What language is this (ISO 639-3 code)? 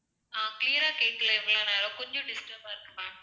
tam